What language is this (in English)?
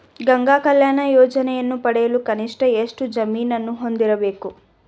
Kannada